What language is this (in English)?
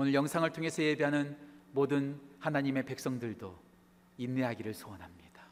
Korean